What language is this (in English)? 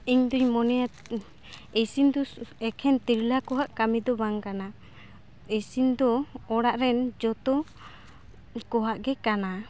Santali